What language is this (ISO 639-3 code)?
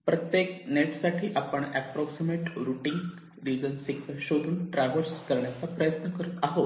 mar